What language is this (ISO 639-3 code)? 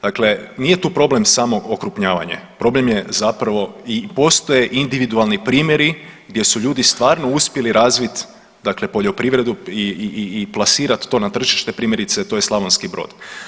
hrv